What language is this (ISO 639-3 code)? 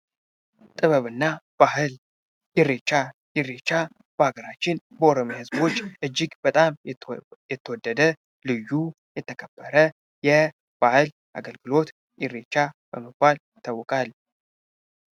amh